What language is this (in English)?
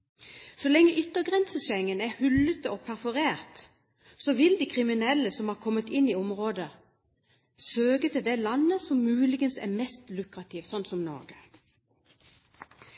Norwegian Bokmål